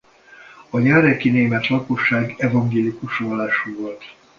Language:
Hungarian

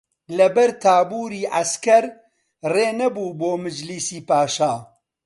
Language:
Central Kurdish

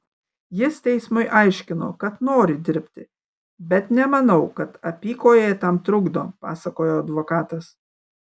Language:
Lithuanian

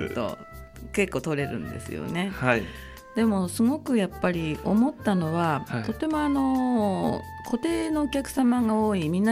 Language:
Japanese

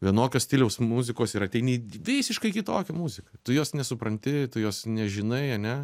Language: Lithuanian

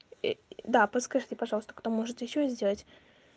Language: Russian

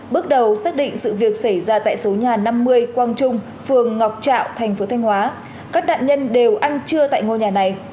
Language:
Vietnamese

